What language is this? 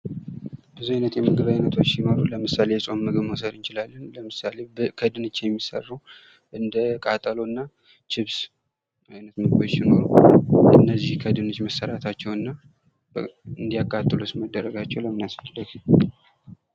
Amharic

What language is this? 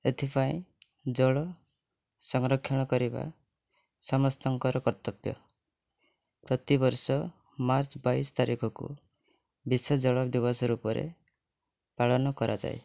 Odia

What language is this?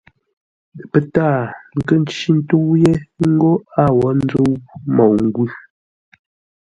Ngombale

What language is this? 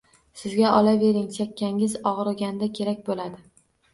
Uzbek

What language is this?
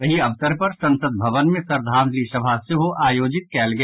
Maithili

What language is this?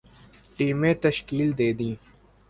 Urdu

